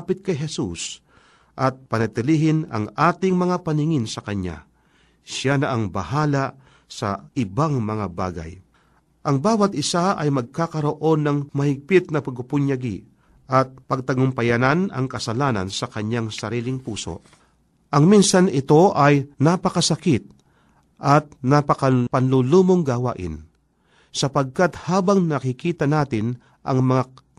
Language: Filipino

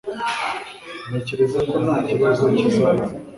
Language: Kinyarwanda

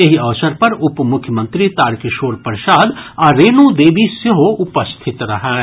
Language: Maithili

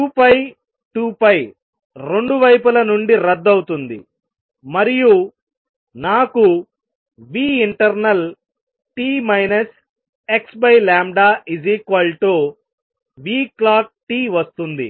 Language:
Telugu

